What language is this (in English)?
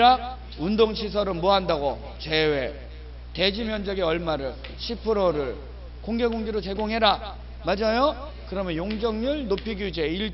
Korean